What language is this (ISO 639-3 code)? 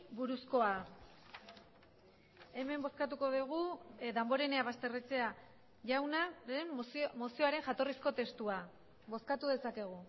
eus